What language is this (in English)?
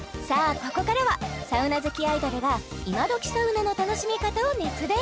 Japanese